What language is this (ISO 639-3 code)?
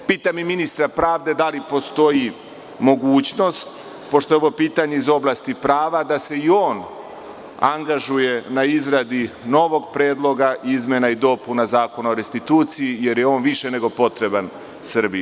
srp